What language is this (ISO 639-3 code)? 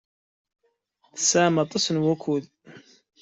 kab